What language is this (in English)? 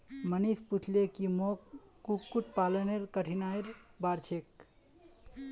Magahi